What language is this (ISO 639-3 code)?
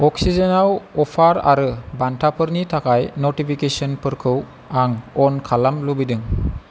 brx